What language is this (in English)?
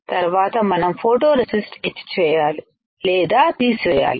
Telugu